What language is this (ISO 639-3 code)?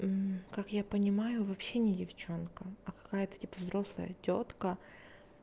rus